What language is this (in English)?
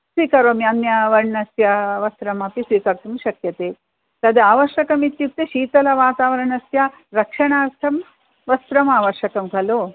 Sanskrit